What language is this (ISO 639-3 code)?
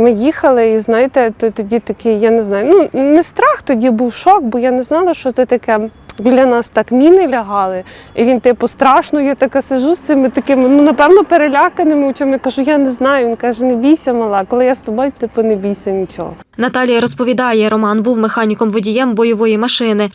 ukr